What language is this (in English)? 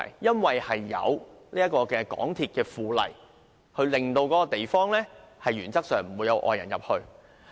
Cantonese